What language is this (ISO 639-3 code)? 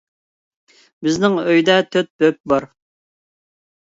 uig